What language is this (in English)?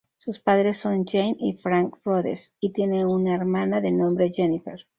Spanish